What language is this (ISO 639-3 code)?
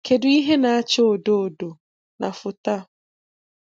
ibo